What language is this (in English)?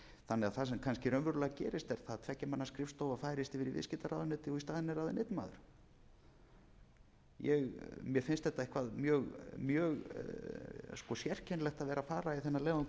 Icelandic